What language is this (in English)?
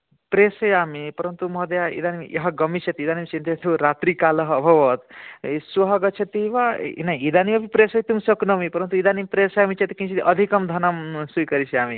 Sanskrit